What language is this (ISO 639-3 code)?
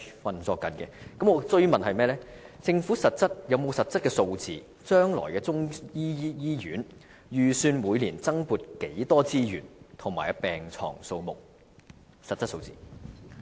yue